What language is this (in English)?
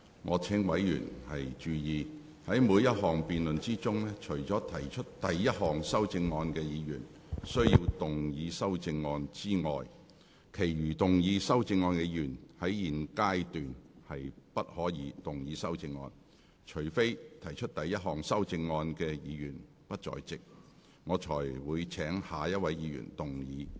Cantonese